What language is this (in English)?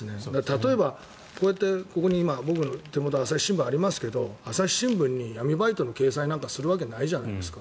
Japanese